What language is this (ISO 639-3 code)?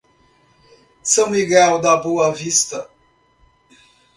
por